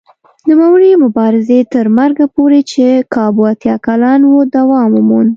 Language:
Pashto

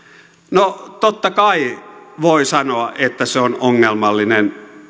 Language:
Finnish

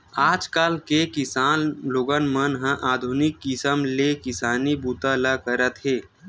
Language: Chhattisgarhi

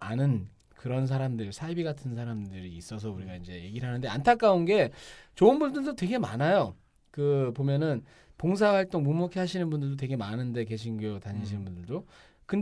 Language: Korean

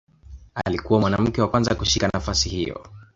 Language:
Swahili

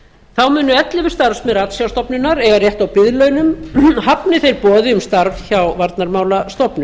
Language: Icelandic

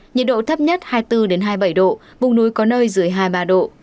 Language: Vietnamese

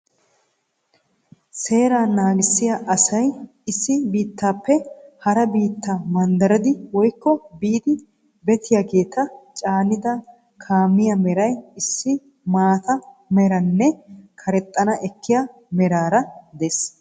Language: Wolaytta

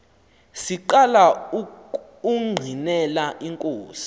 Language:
Xhosa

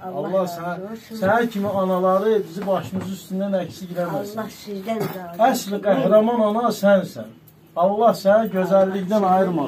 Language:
Turkish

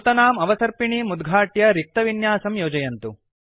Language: Sanskrit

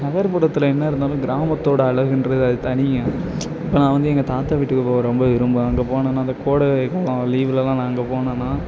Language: Tamil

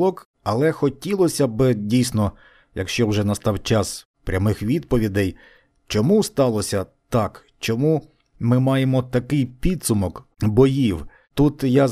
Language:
Ukrainian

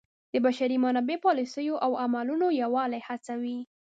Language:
Pashto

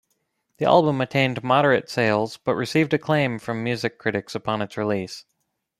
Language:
English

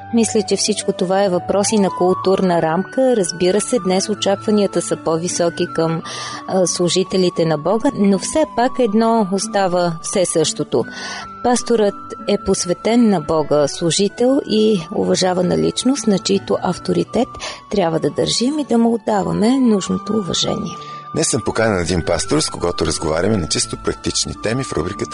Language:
Bulgarian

